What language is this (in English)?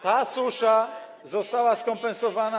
Polish